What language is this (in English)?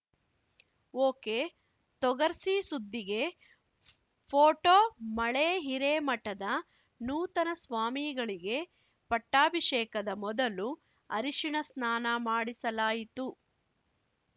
Kannada